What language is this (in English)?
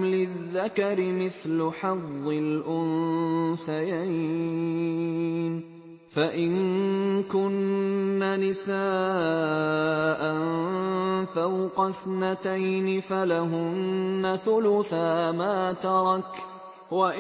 Arabic